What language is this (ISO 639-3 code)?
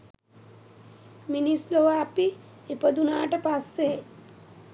sin